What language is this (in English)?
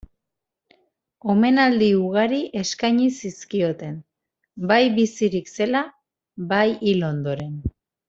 Basque